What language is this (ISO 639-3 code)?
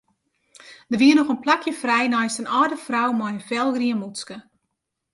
fry